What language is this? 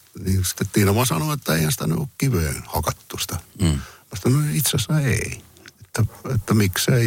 Finnish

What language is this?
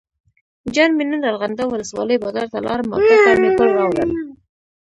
Pashto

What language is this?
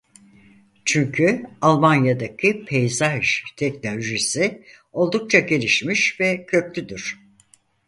Turkish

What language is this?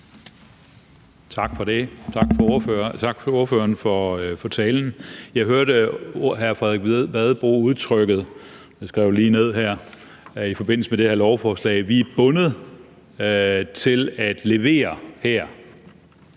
Danish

